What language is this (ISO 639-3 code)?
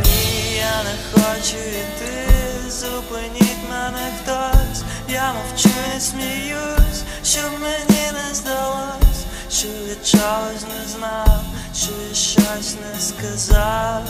ukr